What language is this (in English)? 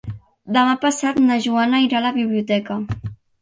Catalan